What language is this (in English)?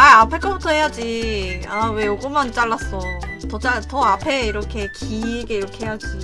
Korean